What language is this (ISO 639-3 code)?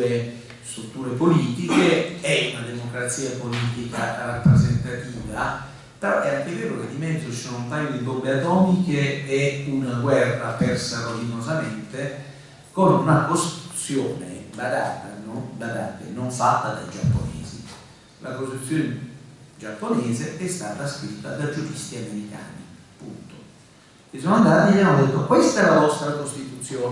ita